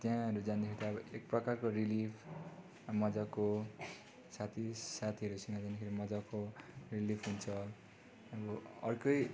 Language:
Nepali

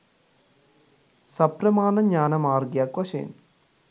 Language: Sinhala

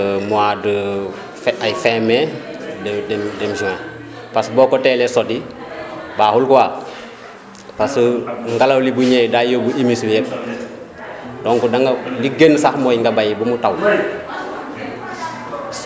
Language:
Wolof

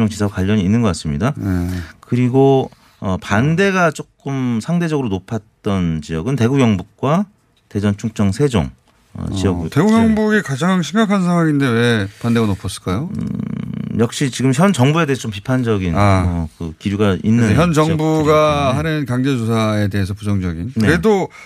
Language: Korean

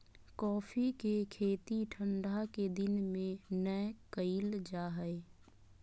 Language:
Magahi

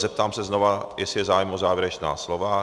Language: Czech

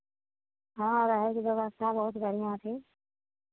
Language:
Maithili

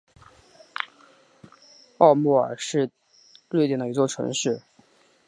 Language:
Chinese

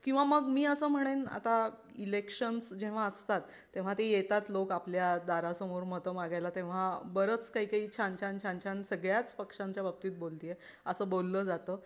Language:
Marathi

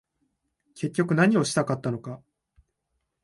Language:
Japanese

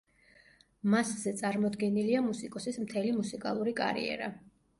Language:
Georgian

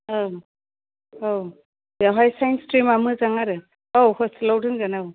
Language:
Bodo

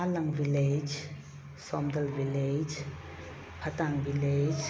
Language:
Manipuri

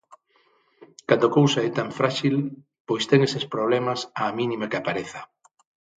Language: Galician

